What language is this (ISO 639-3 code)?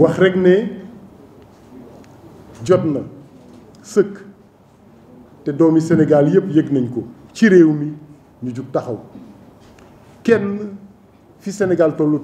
fra